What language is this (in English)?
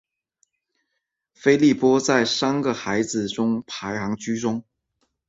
Chinese